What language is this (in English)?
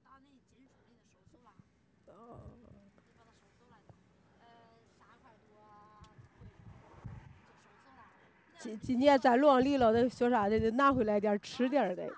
Chinese